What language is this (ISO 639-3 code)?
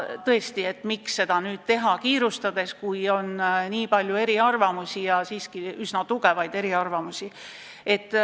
est